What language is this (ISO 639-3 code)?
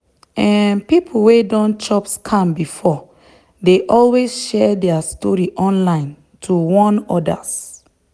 pcm